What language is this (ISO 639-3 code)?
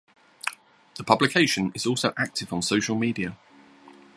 eng